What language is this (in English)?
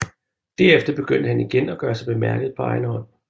Danish